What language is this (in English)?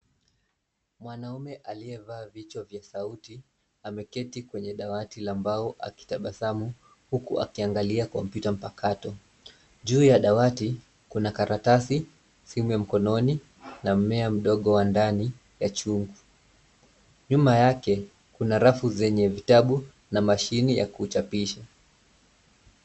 Swahili